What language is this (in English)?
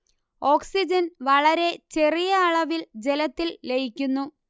Malayalam